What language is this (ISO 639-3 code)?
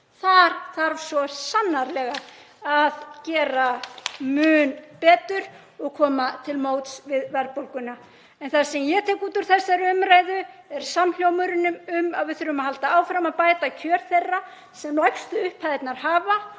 isl